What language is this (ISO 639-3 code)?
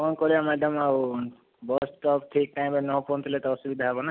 ori